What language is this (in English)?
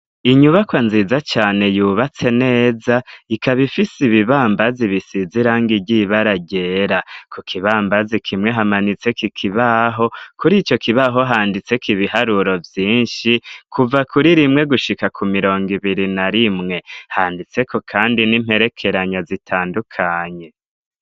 Rundi